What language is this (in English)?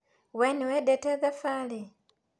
Kikuyu